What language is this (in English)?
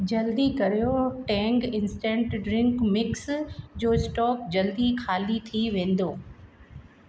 Sindhi